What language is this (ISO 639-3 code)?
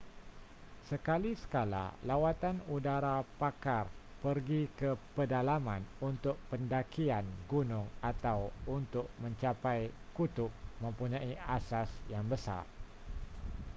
msa